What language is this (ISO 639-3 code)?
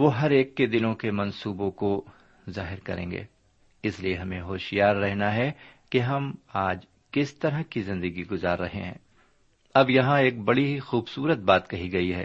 urd